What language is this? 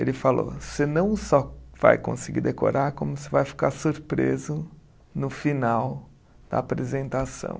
Portuguese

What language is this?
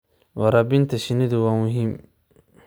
Somali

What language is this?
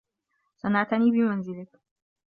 Arabic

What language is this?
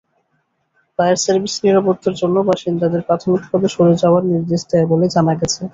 Bangla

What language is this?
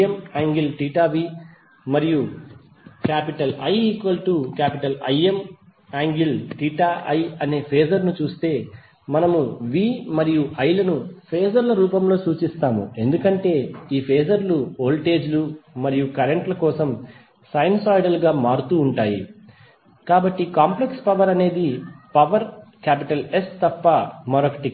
Telugu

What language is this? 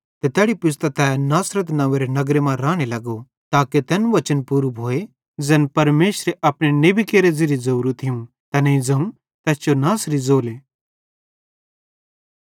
Bhadrawahi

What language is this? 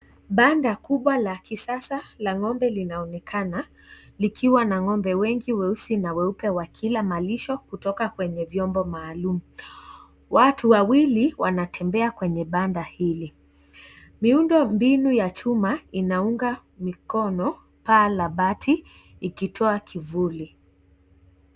Swahili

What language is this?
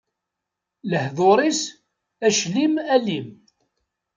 Kabyle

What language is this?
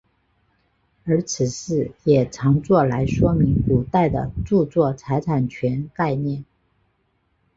Chinese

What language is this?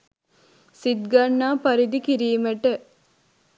Sinhala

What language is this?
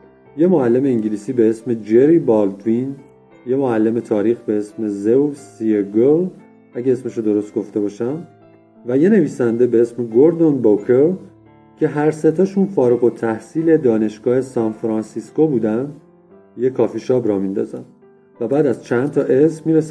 Persian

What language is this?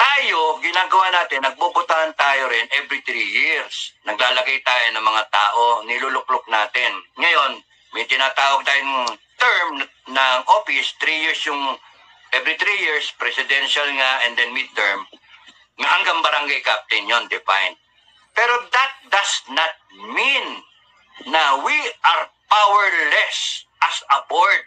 Filipino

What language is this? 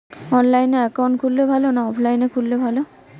Bangla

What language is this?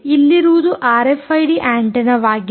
Kannada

